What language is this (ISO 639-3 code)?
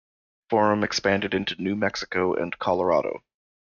eng